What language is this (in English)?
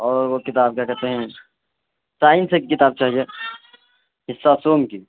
Urdu